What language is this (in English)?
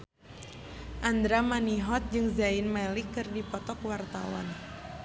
Sundanese